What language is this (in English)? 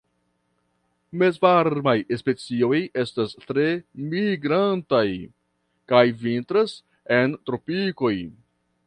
Esperanto